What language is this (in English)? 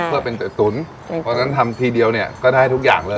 Thai